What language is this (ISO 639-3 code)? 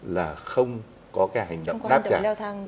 vie